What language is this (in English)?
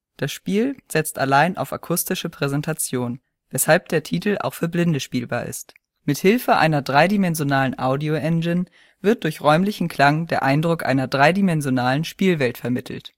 German